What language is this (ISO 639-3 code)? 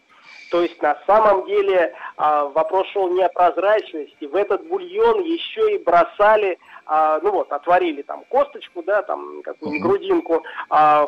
rus